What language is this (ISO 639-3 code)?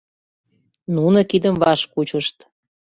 chm